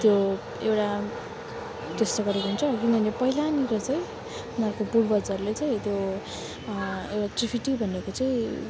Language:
Nepali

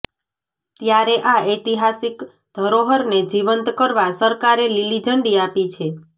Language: Gujarati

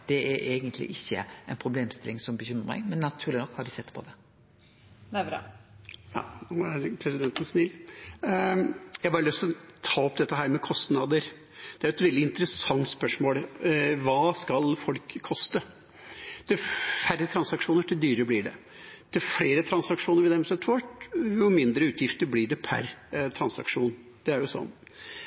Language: Norwegian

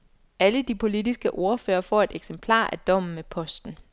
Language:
Danish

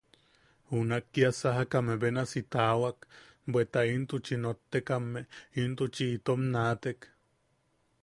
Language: Yaqui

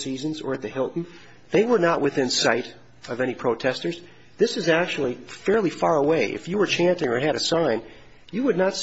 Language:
English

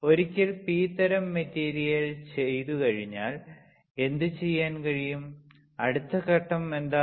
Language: Malayalam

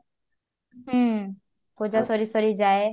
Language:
Odia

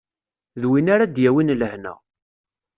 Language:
Kabyle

